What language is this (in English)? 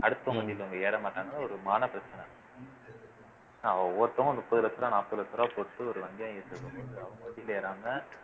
Tamil